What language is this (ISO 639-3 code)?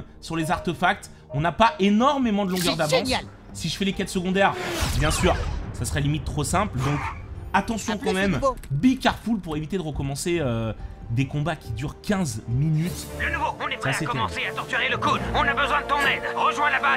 fra